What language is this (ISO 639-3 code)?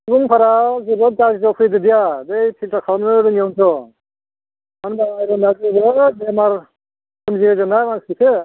brx